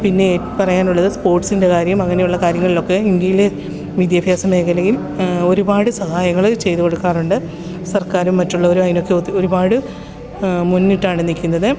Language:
Malayalam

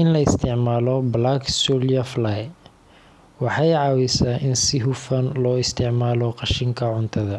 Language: Somali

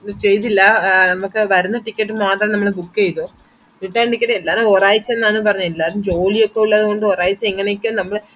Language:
Malayalam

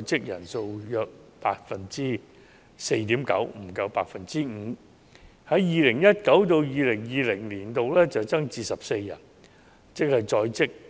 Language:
Cantonese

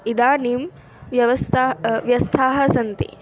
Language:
Sanskrit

